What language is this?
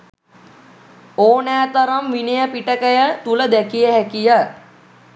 Sinhala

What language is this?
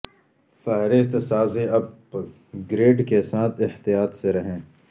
Urdu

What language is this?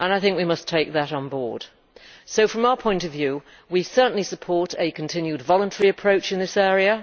English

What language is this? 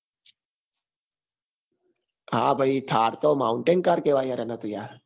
Gujarati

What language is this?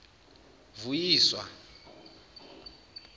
Zulu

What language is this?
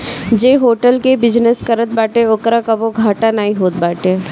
Bhojpuri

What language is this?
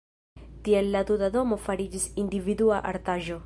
Esperanto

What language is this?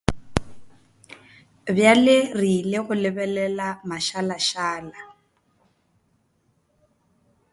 Northern Sotho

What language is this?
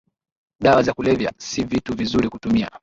Swahili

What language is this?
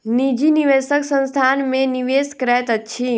Maithili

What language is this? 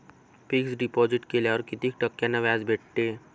Marathi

